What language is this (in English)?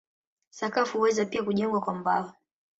Swahili